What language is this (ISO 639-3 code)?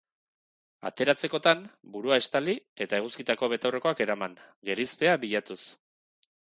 eus